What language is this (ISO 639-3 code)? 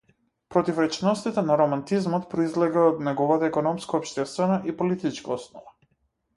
mkd